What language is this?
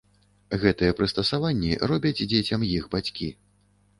Belarusian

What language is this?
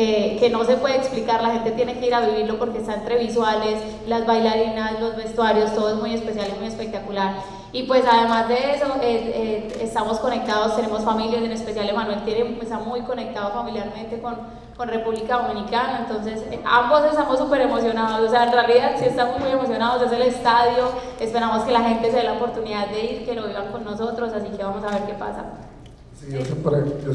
Spanish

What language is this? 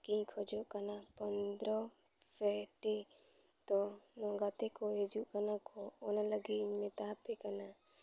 Santali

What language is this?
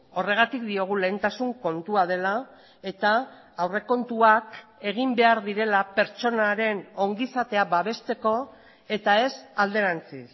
Basque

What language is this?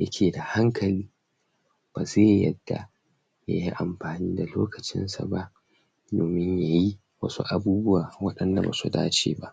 Hausa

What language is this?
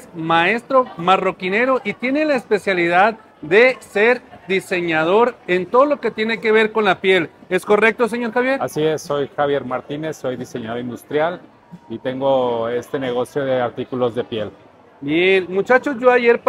Spanish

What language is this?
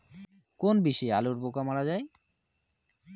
Bangla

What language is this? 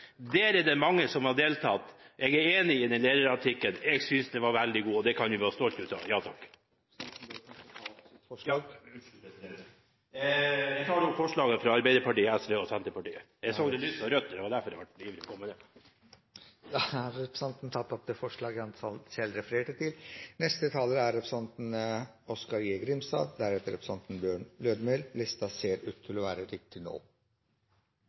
Norwegian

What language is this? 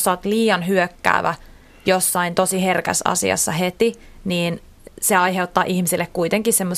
Finnish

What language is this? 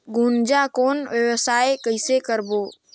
Chhattisgarhi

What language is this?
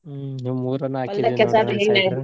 Kannada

